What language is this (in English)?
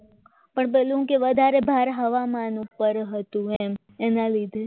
Gujarati